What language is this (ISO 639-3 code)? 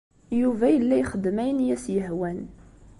kab